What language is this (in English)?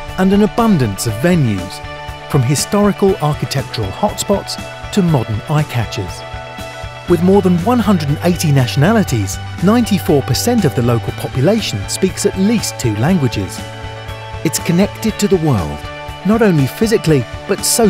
English